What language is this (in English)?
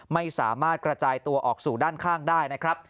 Thai